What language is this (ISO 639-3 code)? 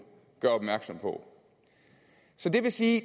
dan